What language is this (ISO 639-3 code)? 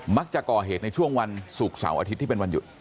tha